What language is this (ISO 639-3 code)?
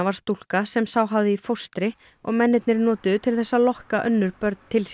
isl